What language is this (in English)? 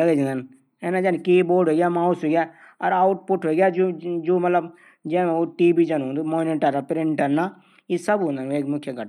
Garhwali